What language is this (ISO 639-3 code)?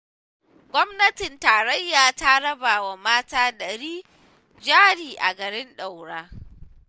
hau